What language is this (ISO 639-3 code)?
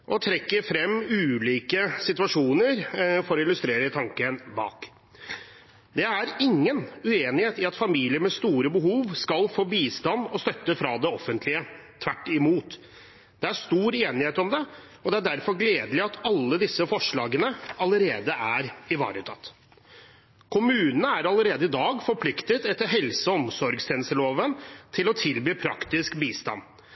nob